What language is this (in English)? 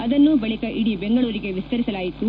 Kannada